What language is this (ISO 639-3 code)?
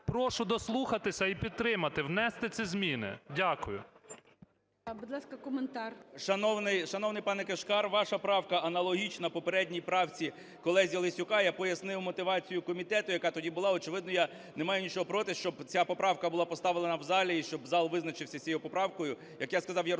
ukr